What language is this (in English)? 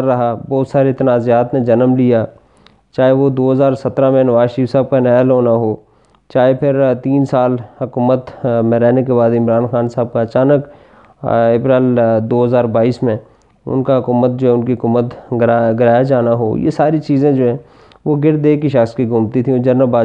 Urdu